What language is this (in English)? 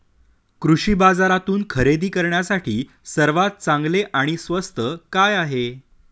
Marathi